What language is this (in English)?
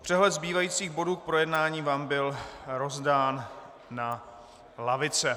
Czech